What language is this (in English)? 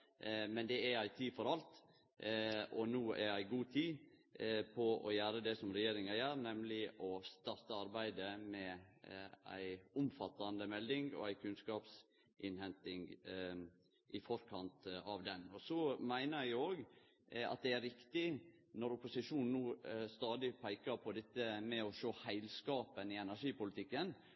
Norwegian Nynorsk